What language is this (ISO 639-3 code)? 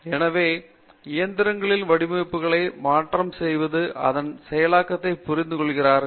tam